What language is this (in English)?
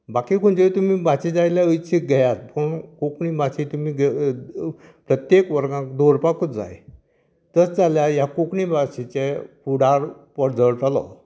Konkani